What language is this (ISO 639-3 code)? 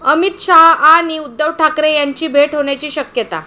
mar